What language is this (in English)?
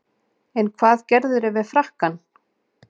Icelandic